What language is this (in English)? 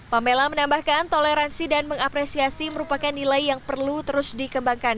Indonesian